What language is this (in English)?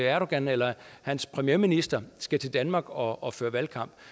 Danish